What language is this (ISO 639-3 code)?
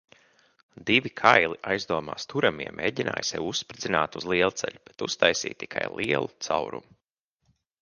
lav